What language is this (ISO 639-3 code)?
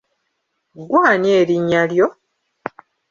lug